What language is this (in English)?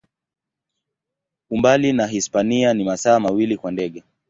Swahili